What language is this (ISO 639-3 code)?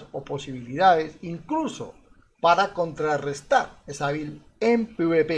spa